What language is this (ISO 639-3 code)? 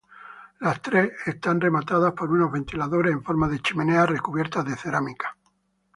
spa